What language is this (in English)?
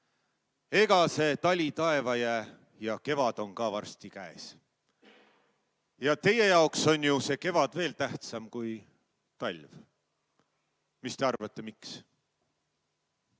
Estonian